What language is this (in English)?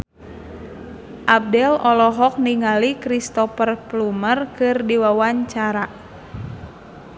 Sundanese